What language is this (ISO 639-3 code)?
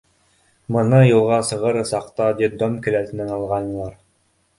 bak